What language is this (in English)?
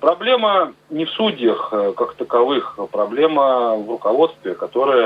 Russian